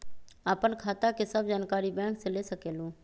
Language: Magahi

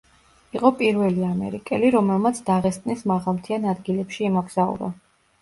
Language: Georgian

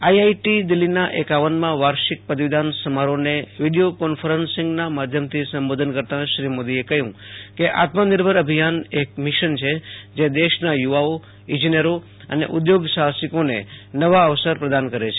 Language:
Gujarati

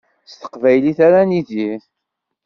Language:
Kabyle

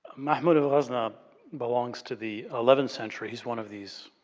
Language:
English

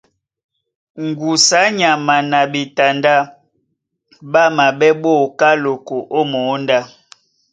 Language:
Duala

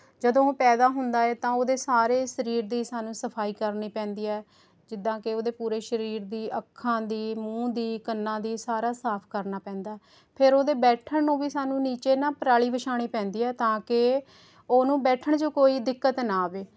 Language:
Punjabi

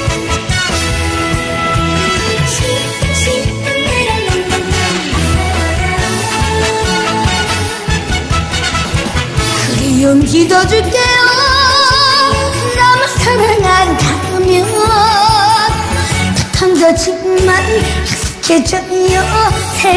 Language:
Vietnamese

